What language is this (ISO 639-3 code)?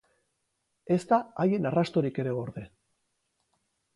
eus